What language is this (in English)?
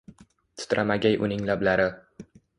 Uzbek